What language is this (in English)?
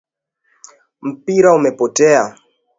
Swahili